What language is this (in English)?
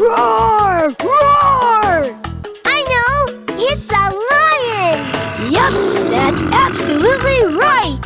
English